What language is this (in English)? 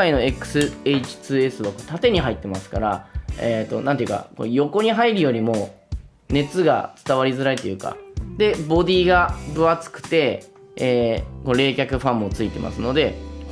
Japanese